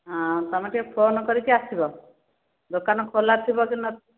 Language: Odia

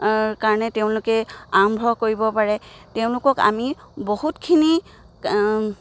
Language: Assamese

